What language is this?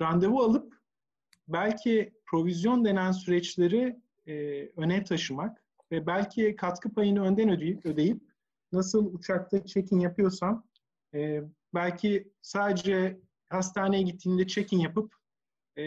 Turkish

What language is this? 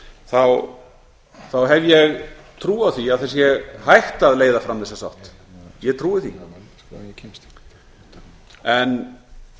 Icelandic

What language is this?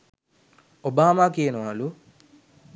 Sinhala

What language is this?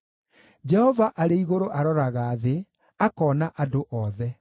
Kikuyu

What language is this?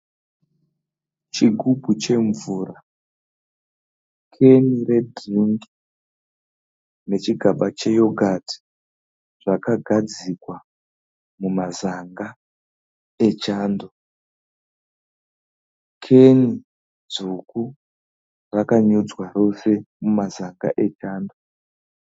Shona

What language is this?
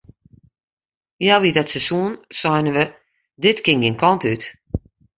Western Frisian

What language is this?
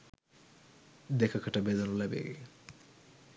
Sinhala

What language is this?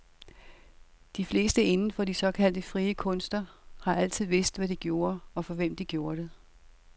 Danish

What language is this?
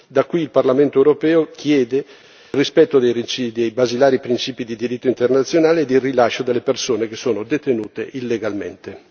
Italian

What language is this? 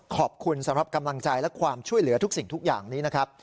Thai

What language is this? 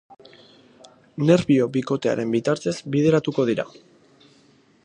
Basque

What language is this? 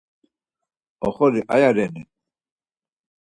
Laz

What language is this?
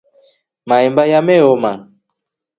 Rombo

